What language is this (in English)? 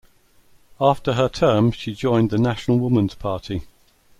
English